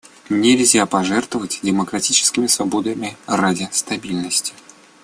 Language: Russian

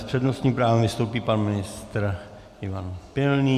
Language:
Czech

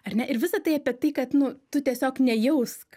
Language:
Lithuanian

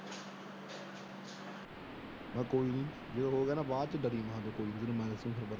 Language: Punjabi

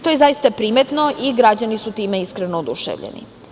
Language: Serbian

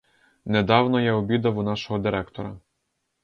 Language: Ukrainian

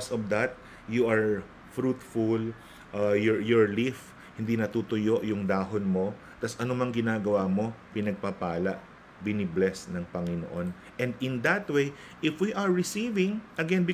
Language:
Filipino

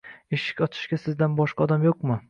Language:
Uzbek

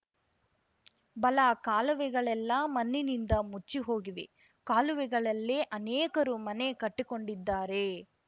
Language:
Kannada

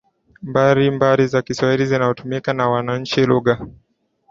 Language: Swahili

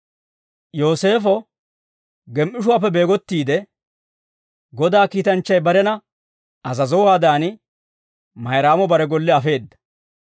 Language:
Dawro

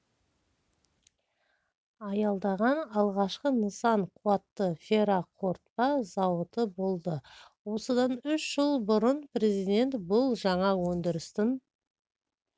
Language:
Kazakh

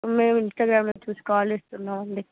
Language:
Telugu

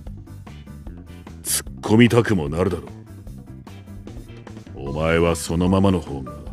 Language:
Japanese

